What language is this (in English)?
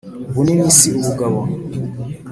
Kinyarwanda